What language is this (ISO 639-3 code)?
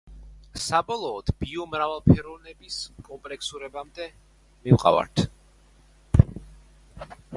kat